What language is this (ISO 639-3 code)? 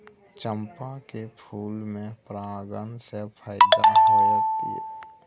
mai